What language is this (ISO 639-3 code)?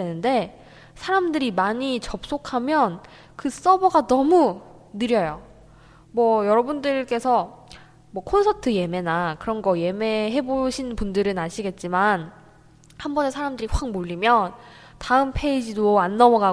kor